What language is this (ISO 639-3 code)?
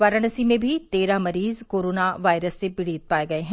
hin